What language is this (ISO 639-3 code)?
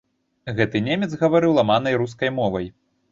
bel